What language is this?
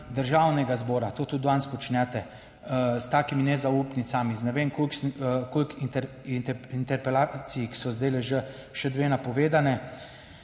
Slovenian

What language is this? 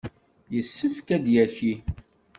Kabyle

